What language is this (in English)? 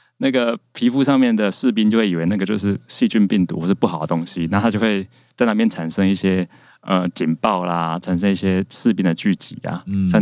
Chinese